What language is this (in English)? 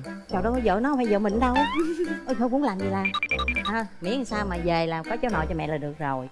Vietnamese